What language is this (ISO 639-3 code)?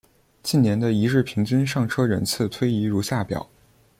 zho